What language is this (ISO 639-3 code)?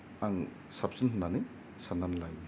brx